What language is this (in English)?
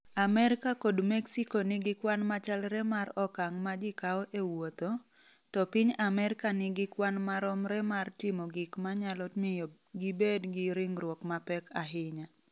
Luo (Kenya and Tanzania)